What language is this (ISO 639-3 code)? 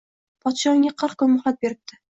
uzb